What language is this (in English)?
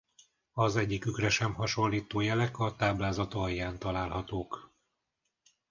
Hungarian